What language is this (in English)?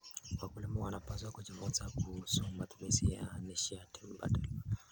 Kalenjin